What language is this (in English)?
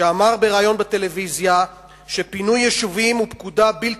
Hebrew